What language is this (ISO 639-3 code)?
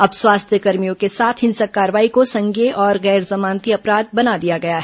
hin